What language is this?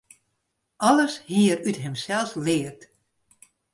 Western Frisian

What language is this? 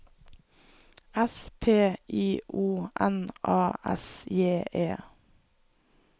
Norwegian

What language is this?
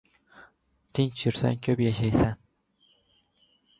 Uzbek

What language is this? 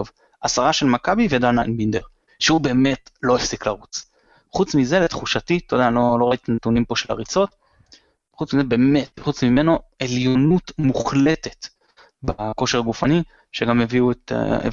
Hebrew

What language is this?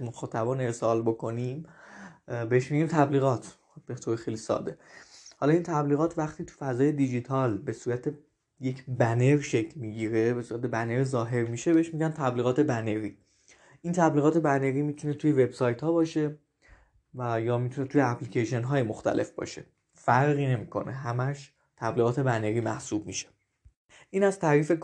Persian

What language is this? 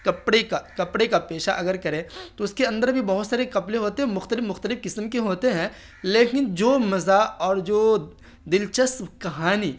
Urdu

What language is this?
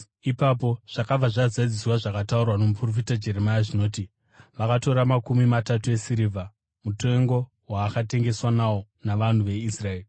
Shona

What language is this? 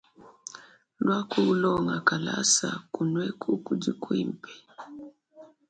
Luba-Lulua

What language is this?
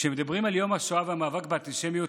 Hebrew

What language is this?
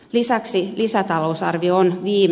Finnish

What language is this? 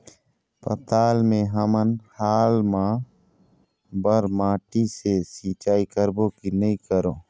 Chhattisgarhi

